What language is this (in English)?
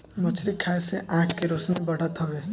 Bhojpuri